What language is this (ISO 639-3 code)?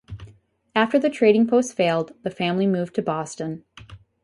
eng